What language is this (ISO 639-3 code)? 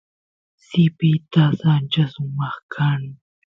qus